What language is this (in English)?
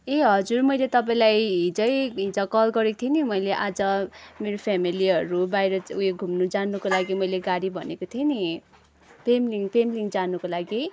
Nepali